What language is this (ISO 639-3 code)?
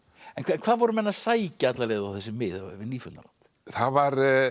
isl